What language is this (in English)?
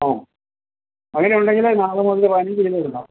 Malayalam